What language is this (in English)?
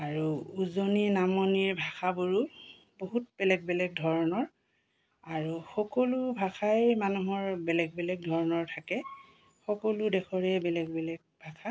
Assamese